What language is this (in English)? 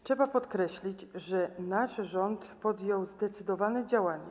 Polish